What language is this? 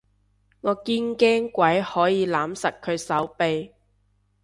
Cantonese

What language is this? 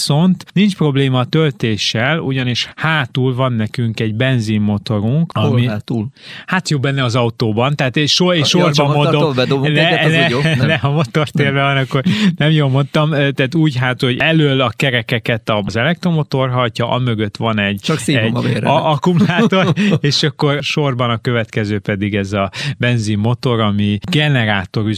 Hungarian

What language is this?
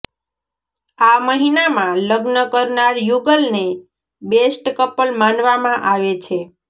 Gujarati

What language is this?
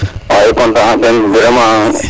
Serer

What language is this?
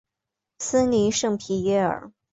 Chinese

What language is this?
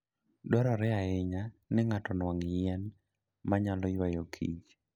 Luo (Kenya and Tanzania)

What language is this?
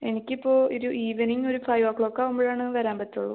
Malayalam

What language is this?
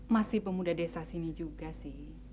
Indonesian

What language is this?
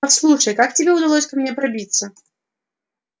Russian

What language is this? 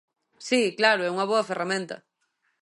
Galician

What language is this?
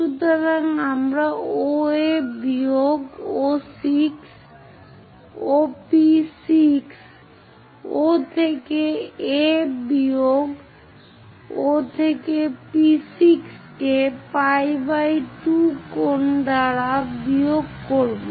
Bangla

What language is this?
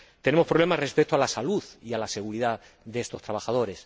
Spanish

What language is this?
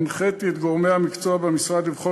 Hebrew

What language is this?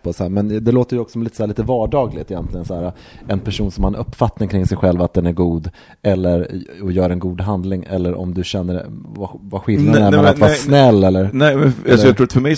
Swedish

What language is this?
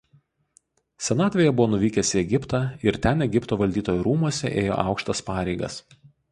Lithuanian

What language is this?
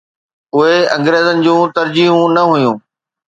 Sindhi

